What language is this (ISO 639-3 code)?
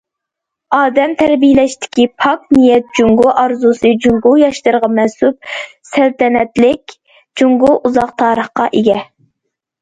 uig